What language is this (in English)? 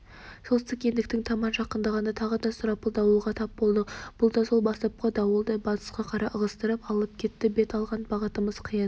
Kazakh